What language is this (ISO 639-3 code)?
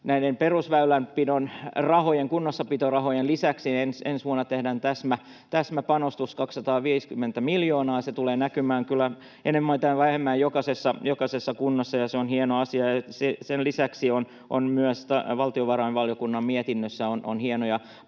fin